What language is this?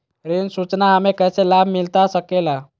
Magahi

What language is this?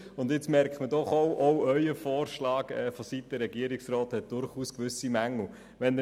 Swiss German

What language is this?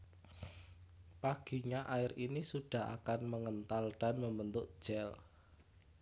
Javanese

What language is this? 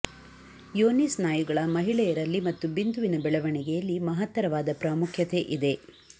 Kannada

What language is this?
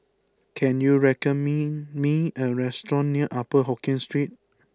English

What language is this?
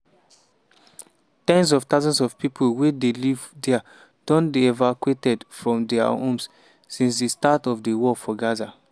Nigerian Pidgin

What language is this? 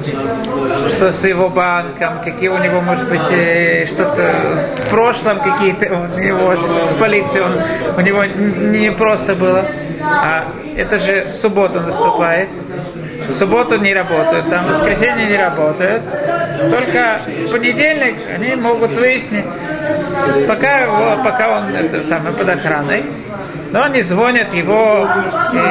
Russian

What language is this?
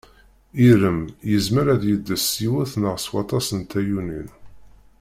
Kabyle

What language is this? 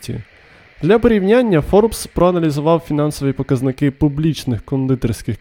Ukrainian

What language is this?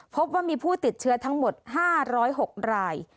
Thai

